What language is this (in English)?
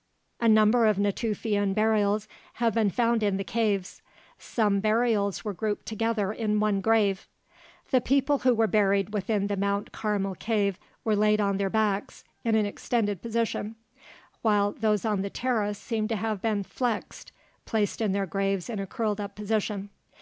English